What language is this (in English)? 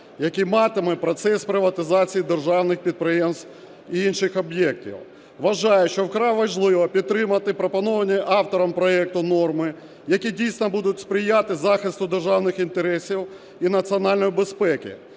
Ukrainian